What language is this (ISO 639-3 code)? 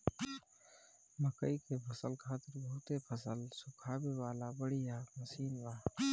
bho